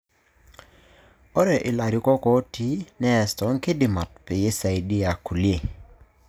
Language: Masai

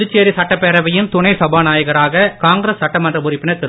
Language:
Tamil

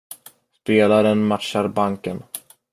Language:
Swedish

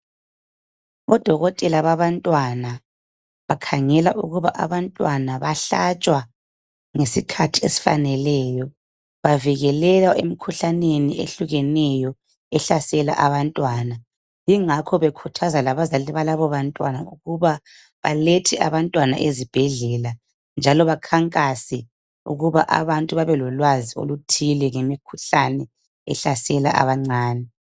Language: North Ndebele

